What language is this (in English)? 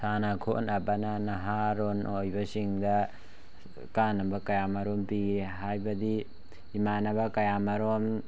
Manipuri